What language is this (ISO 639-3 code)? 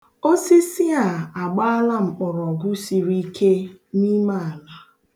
ibo